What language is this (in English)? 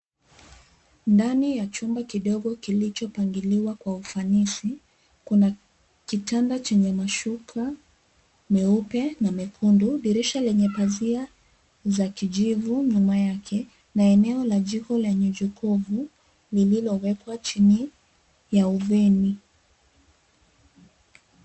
Swahili